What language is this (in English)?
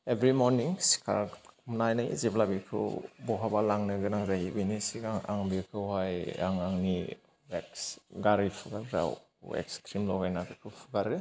Bodo